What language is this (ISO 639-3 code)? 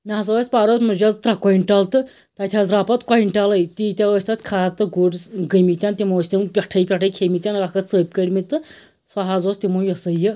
kas